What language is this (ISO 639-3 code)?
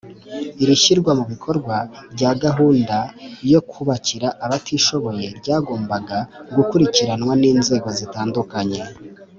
kin